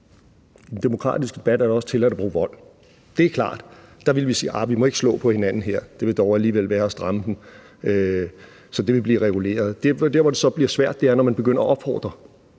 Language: Danish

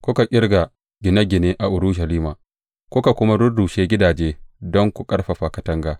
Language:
Hausa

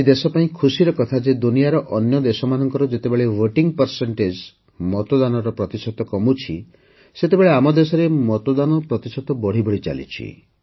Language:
Odia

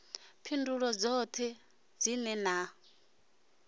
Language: Venda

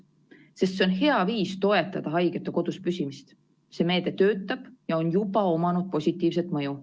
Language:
Estonian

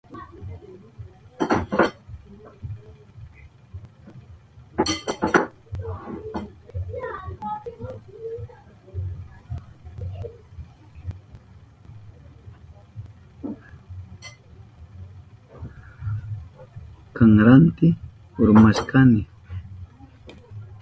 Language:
Southern Pastaza Quechua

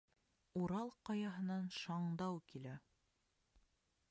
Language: Bashkir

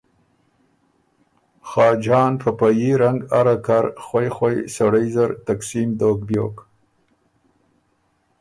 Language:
Ormuri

